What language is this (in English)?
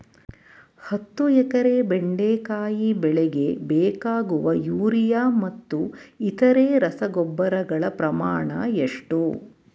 Kannada